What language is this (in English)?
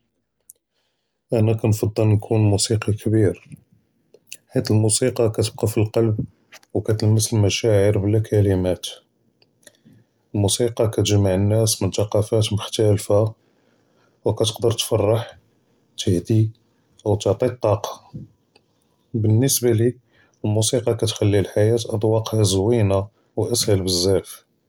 Judeo-Arabic